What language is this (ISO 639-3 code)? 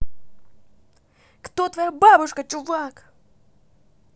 rus